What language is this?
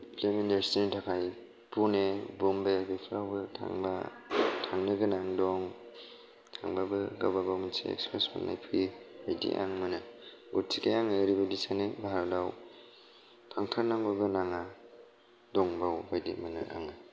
Bodo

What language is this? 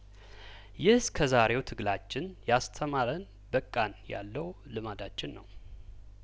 Amharic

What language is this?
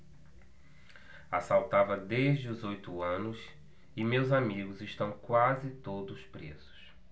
Portuguese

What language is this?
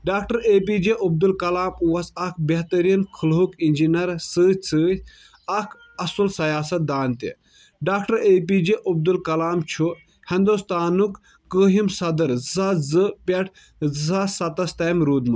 Kashmiri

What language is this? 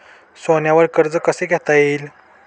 Marathi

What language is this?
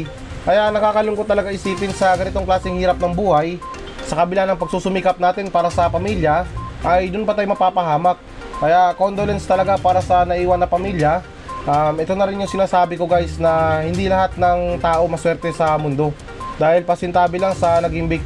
Filipino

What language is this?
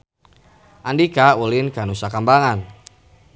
Sundanese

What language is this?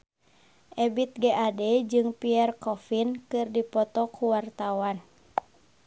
Sundanese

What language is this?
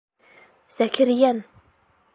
Bashkir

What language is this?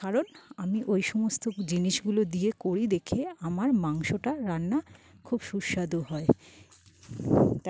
Bangla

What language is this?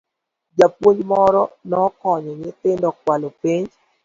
Luo (Kenya and Tanzania)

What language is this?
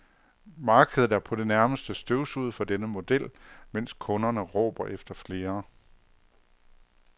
Danish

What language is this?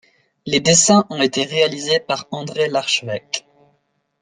French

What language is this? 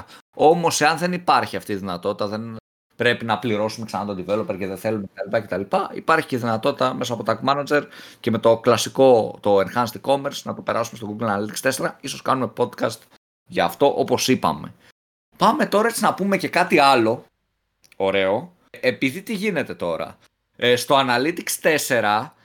Greek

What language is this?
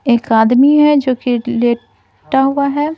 Hindi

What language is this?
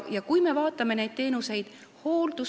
Estonian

